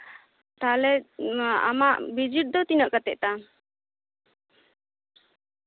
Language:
Santali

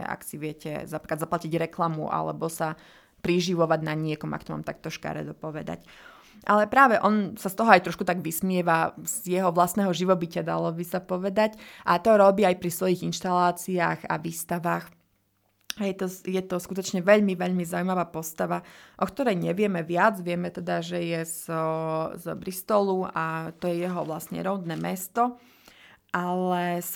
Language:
Slovak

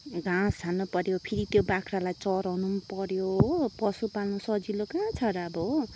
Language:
Nepali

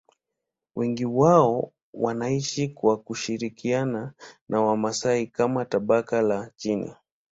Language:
Swahili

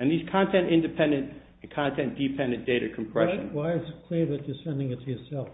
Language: English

